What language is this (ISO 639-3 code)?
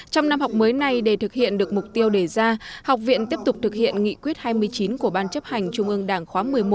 vie